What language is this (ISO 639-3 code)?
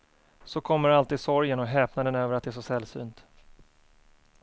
swe